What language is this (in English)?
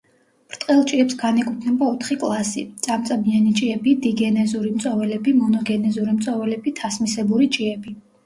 Georgian